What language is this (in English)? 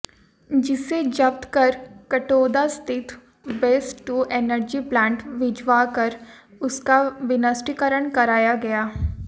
Hindi